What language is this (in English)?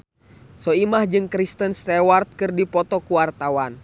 Sundanese